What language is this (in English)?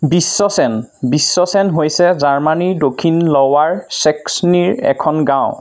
Assamese